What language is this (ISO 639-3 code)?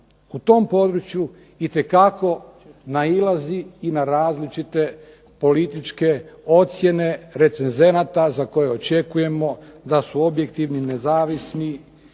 hrv